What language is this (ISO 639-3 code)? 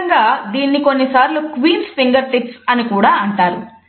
tel